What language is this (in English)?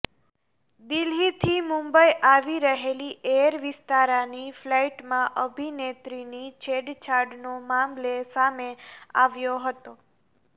Gujarati